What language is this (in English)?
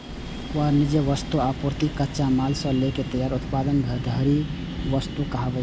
Maithili